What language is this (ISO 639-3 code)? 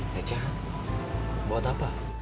ind